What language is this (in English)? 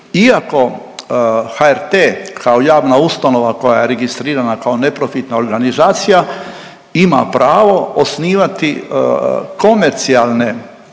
Croatian